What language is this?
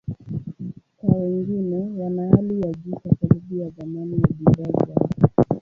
Swahili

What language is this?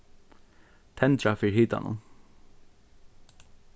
Faroese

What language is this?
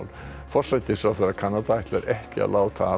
Icelandic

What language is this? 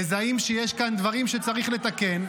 Hebrew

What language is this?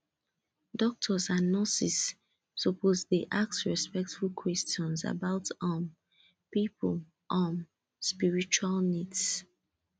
Nigerian Pidgin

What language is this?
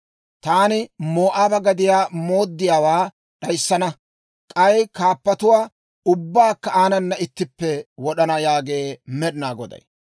Dawro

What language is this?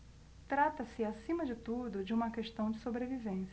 Portuguese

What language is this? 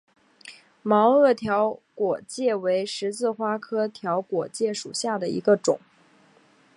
Chinese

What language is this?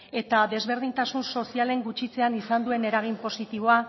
Basque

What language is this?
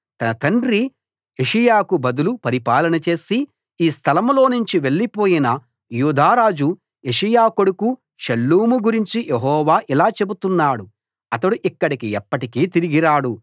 Telugu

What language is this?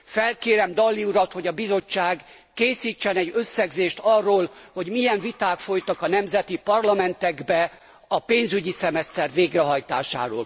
Hungarian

